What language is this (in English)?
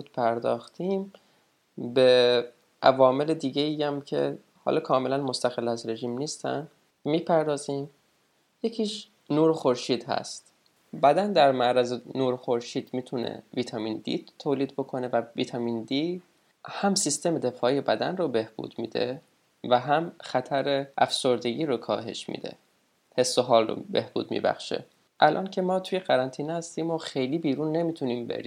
Persian